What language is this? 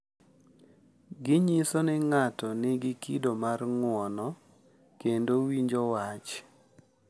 Luo (Kenya and Tanzania)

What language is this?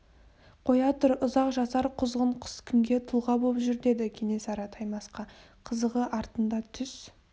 Kazakh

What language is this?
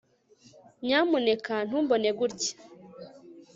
Kinyarwanda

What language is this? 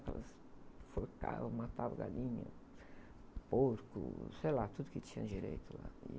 Portuguese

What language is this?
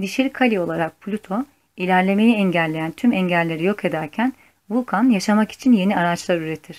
Turkish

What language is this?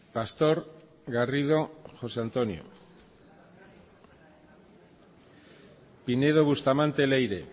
Basque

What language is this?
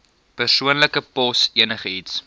Afrikaans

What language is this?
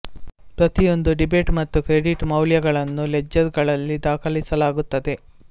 Kannada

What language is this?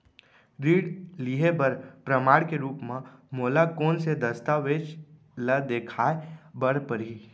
Chhattisgarhi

